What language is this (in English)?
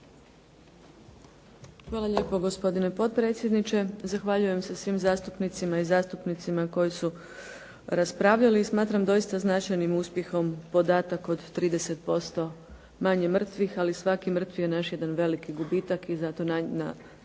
Croatian